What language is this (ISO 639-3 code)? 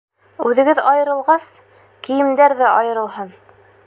bak